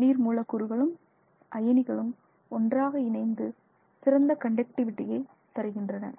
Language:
Tamil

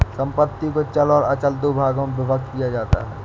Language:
Hindi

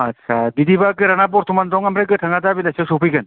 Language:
Bodo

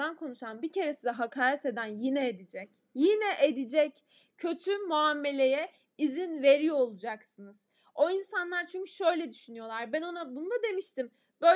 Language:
Turkish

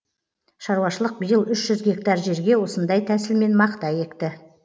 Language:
Kazakh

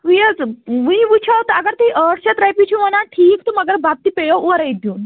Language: Kashmiri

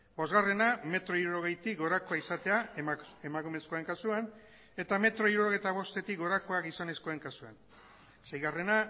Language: Basque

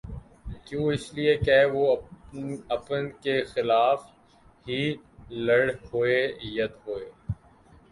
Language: Urdu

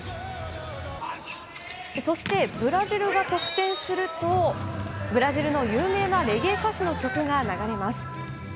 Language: Japanese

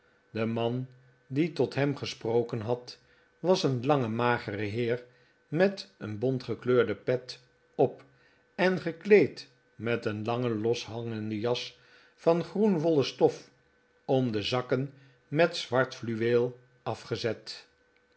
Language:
Dutch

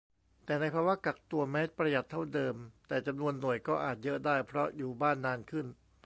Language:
Thai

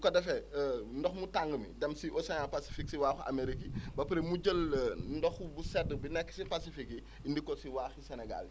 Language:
Wolof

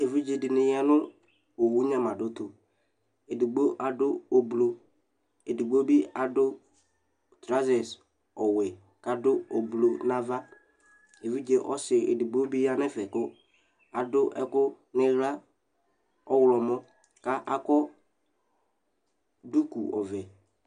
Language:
Ikposo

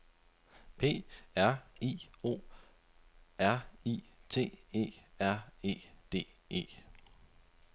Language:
Danish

